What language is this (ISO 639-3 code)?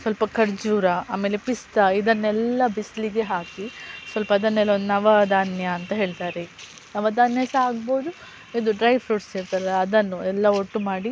kan